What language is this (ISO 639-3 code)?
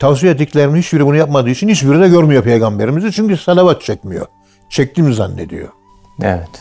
tur